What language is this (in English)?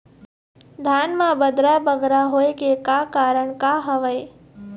Chhattisgarhi